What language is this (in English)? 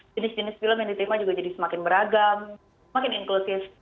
Indonesian